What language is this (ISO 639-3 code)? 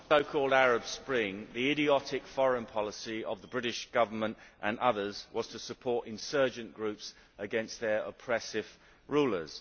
eng